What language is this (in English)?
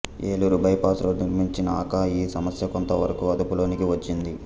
Telugu